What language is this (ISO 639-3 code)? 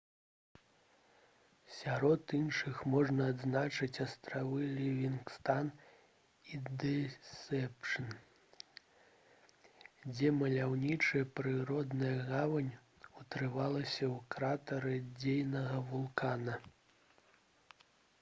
bel